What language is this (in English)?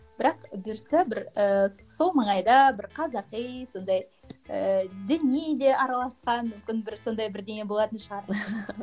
Kazakh